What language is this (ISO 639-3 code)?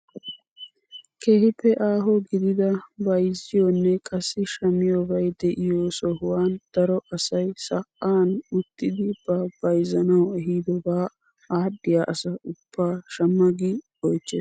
wal